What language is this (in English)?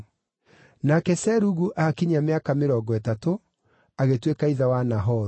Kikuyu